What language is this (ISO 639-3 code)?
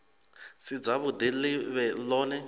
ven